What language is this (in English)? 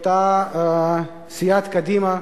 Hebrew